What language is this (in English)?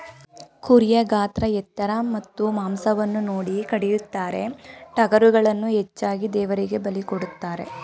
Kannada